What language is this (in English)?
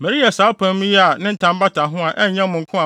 Akan